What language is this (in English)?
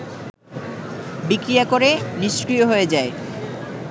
Bangla